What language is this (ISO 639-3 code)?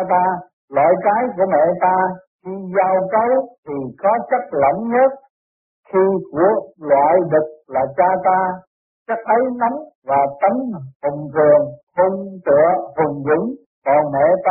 vie